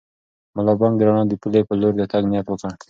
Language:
Pashto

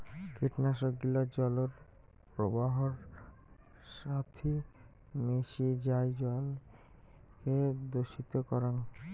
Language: Bangla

